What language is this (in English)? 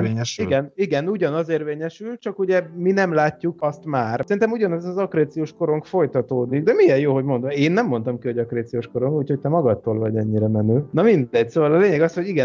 Hungarian